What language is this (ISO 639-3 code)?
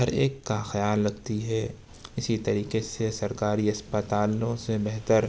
urd